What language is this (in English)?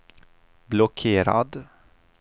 Swedish